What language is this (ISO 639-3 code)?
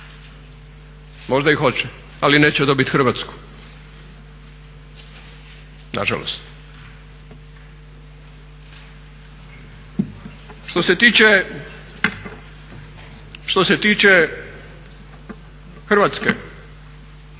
hrv